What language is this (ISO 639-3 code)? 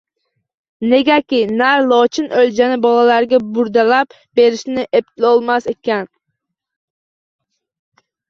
uzb